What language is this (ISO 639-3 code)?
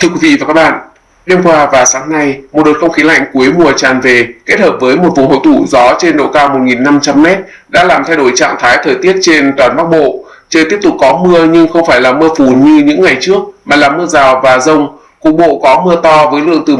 vie